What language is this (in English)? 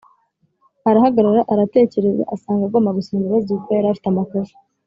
Kinyarwanda